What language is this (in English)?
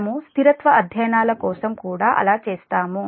Telugu